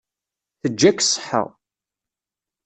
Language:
Kabyle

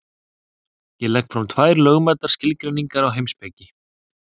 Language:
Icelandic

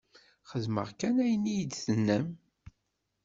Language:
Kabyle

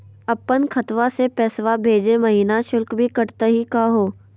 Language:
Magahi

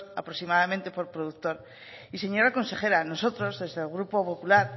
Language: Spanish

